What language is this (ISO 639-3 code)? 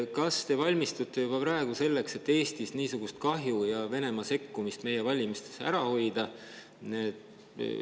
est